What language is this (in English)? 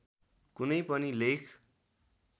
Nepali